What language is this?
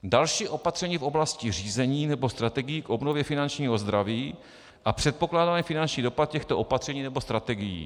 Czech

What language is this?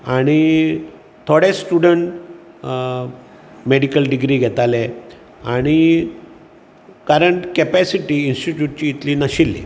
Konkani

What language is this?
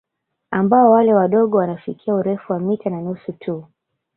Swahili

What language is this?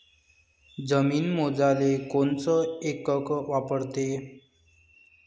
Marathi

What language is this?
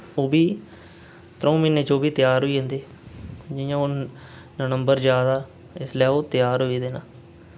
Dogri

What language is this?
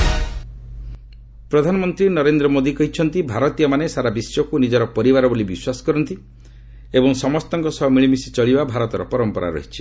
Odia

